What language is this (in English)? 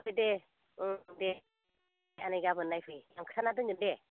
Bodo